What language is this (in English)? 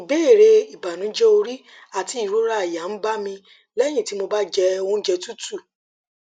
Yoruba